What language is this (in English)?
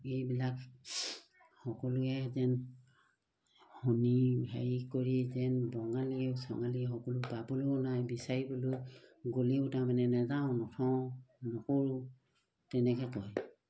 Assamese